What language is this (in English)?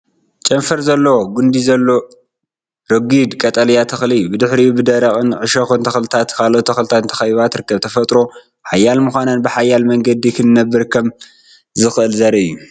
Tigrinya